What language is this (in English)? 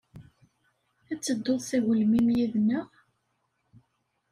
Kabyle